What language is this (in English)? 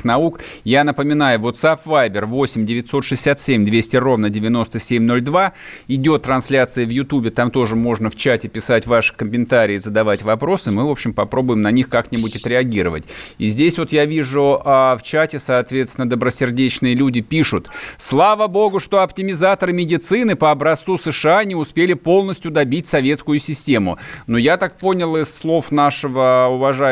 Russian